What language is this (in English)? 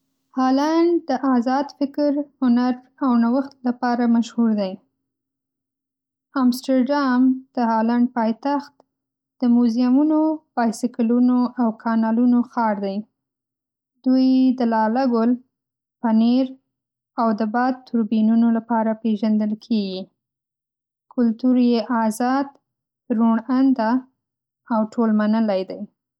Pashto